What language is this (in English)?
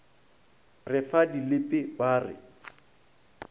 Northern Sotho